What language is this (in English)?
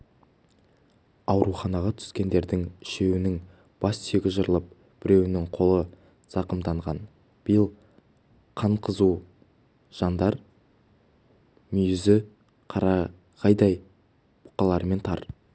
Kazakh